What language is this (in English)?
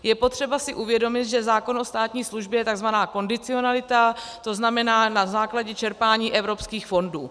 Czech